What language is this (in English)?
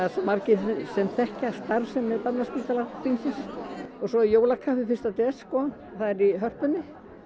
Icelandic